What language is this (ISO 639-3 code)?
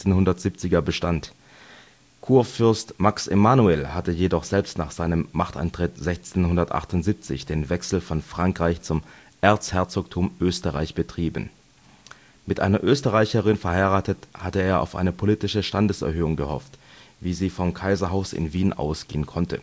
deu